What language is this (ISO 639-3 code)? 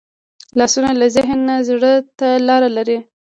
pus